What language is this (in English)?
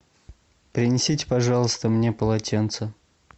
Russian